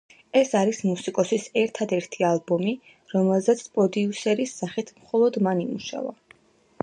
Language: Georgian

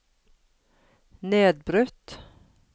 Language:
Norwegian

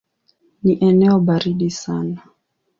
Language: Swahili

